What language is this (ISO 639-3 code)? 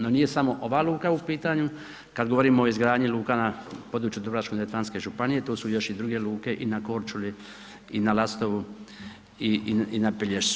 hrv